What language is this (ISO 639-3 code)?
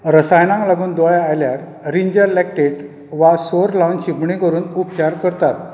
kok